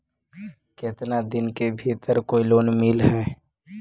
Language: Magahi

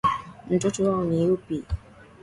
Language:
Swahili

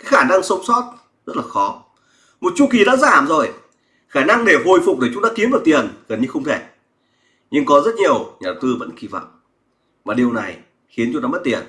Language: Vietnamese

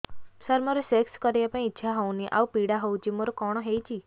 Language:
Odia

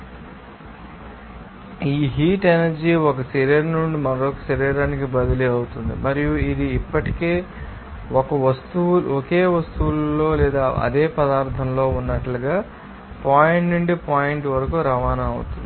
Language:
Telugu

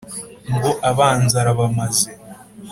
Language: Kinyarwanda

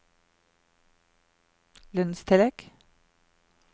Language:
Norwegian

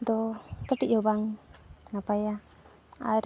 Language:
Santali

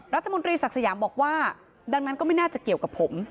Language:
Thai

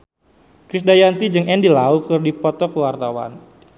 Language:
Sundanese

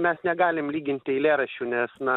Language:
Lithuanian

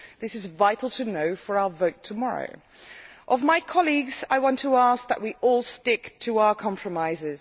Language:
English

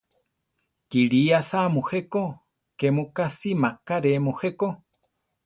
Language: Central Tarahumara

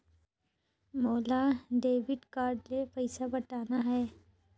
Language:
Chhattisgarhi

